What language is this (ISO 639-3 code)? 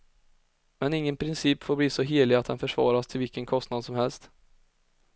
swe